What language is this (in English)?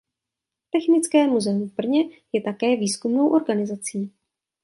Czech